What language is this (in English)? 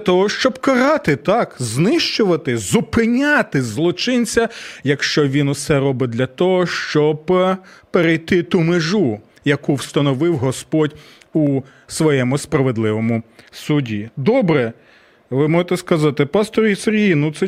Ukrainian